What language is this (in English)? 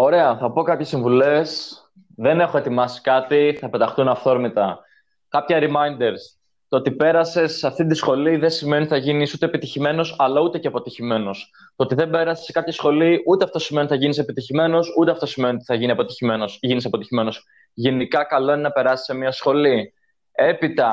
Greek